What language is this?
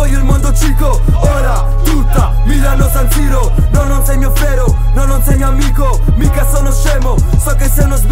Italian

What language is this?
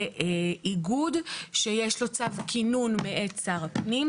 Hebrew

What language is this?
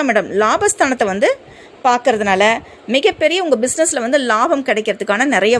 Tamil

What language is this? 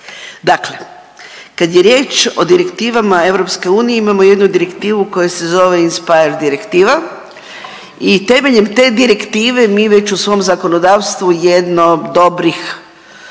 Croatian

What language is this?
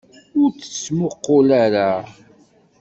Kabyle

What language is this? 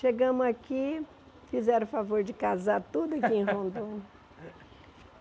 Portuguese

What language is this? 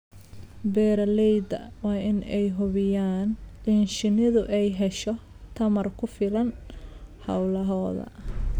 Somali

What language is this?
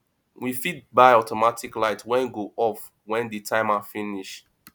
Nigerian Pidgin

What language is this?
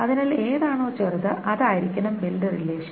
Malayalam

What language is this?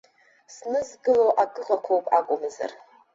Abkhazian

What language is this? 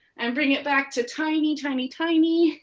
English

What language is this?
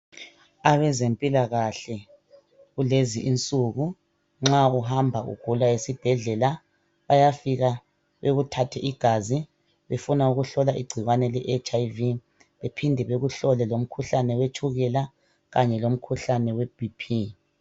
North Ndebele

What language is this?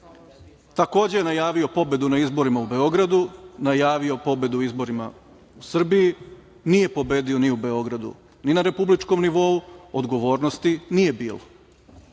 Serbian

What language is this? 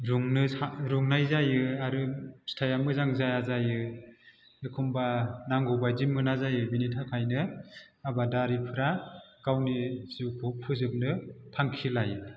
Bodo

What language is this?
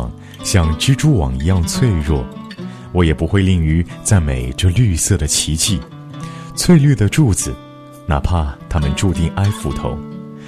Chinese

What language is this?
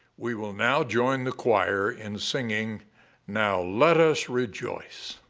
English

